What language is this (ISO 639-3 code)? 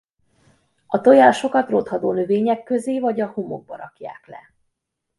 hun